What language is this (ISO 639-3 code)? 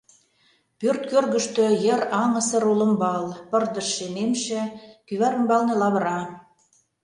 chm